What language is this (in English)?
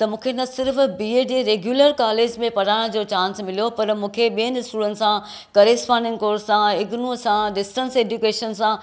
Sindhi